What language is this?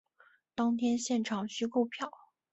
Chinese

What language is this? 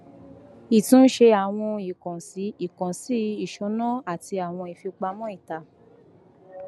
Yoruba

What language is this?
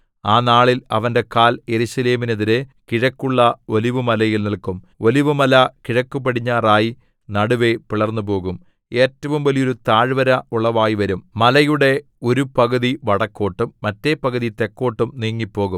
Malayalam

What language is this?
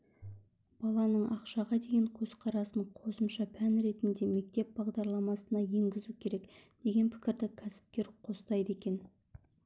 Kazakh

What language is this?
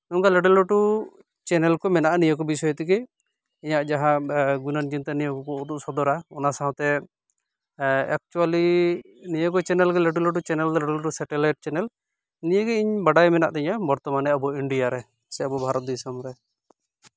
Santali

